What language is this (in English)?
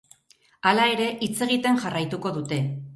Basque